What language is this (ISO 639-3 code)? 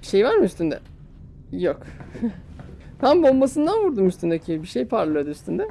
tur